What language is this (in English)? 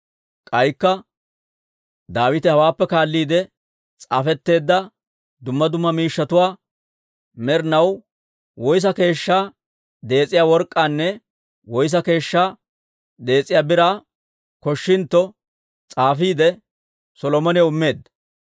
Dawro